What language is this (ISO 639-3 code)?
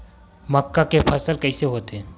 hne